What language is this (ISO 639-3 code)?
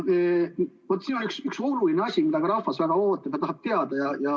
est